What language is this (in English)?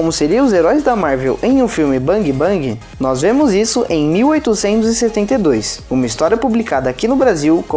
Portuguese